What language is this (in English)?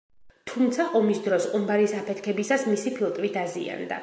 Georgian